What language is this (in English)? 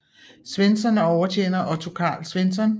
Danish